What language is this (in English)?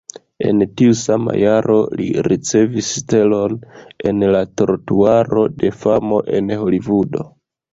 Esperanto